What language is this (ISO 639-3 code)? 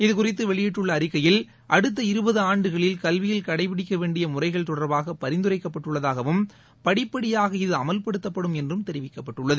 tam